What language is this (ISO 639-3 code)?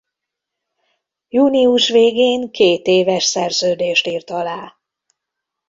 hun